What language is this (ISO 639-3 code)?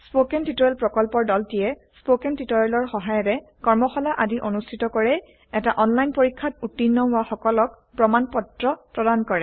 asm